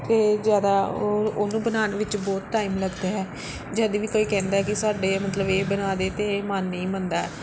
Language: Punjabi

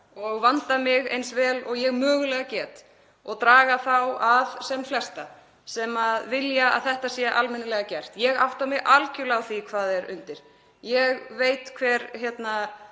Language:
Icelandic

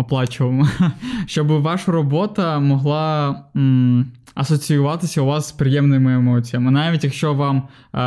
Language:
Ukrainian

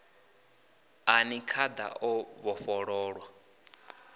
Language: Venda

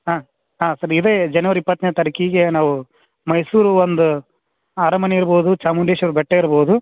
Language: Kannada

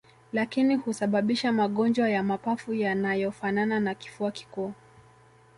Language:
Swahili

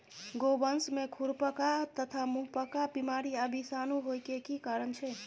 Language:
Maithili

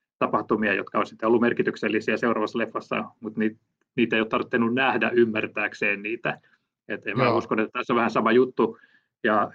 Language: Finnish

